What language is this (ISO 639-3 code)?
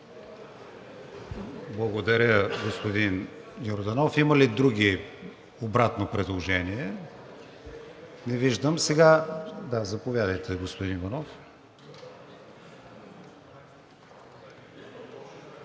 bul